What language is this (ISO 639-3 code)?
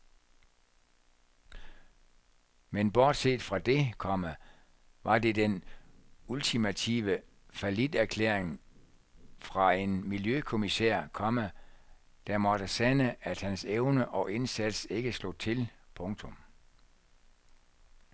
dan